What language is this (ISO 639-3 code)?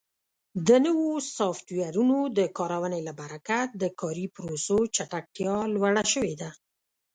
pus